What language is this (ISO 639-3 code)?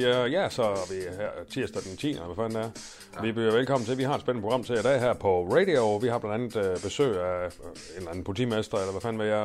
dan